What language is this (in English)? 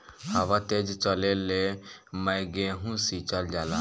Bhojpuri